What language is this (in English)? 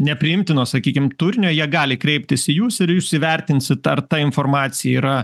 Lithuanian